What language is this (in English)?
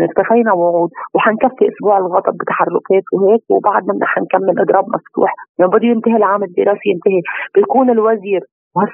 Arabic